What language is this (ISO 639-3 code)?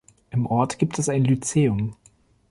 deu